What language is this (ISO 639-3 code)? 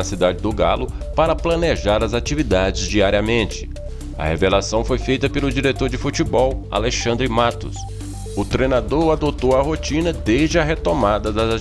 por